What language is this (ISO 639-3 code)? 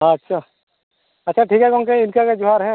sat